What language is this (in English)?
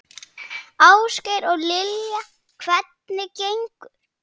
Icelandic